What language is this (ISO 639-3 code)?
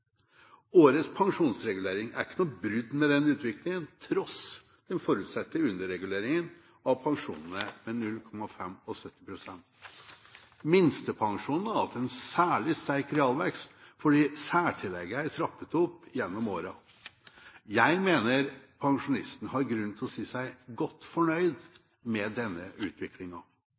nob